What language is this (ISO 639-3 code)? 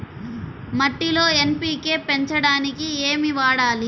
tel